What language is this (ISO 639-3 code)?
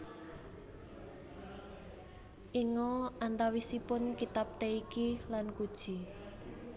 jav